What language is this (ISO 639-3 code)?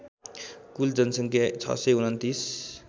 nep